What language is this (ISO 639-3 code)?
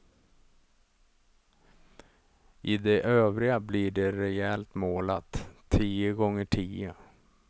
swe